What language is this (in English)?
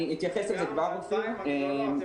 Hebrew